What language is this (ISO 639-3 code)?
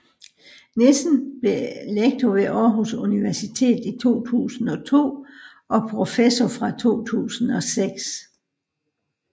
dan